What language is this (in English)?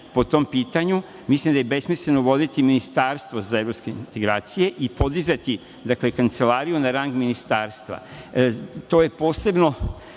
Serbian